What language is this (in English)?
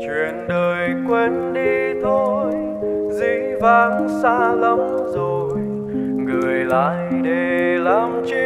Vietnamese